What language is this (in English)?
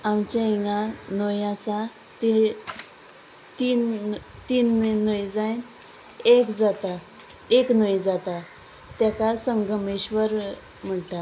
Konkani